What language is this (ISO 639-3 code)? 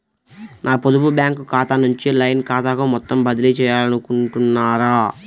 tel